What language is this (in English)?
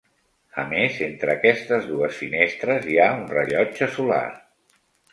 Catalan